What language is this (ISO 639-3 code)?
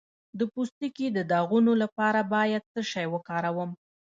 pus